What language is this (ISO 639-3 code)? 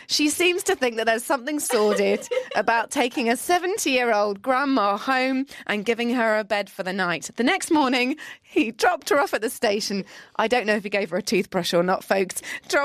eng